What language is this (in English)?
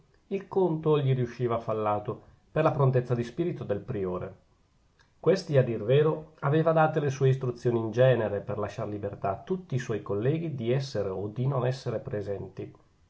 Italian